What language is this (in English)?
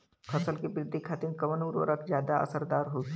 Bhojpuri